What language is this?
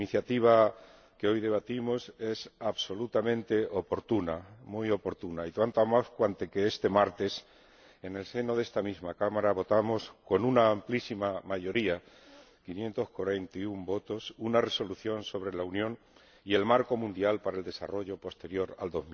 Spanish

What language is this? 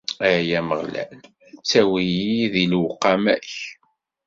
Kabyle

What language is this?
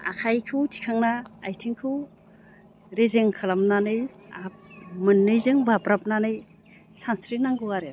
Bodo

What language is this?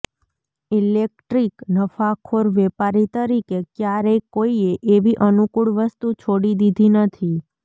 Gujarati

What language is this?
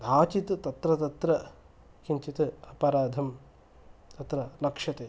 Sanskrit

